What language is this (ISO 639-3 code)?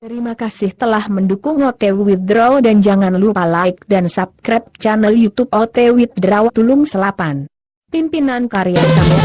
spa